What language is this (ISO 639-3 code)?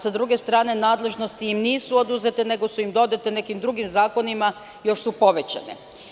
srp